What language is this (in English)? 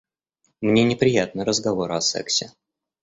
Russian